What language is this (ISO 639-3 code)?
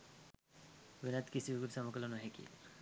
sin